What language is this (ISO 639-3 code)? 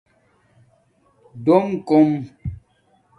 dmk